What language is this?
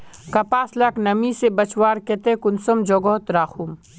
Magahi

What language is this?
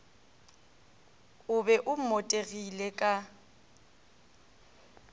Northern Sotho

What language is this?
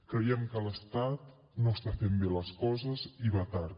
Catalan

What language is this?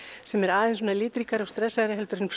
Icelandic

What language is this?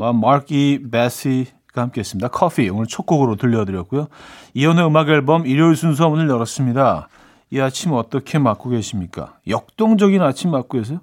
Korean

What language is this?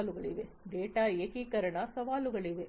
Kannada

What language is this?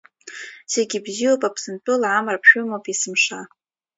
Abkhazian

